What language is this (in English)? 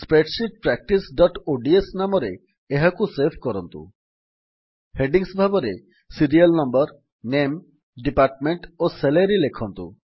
Odia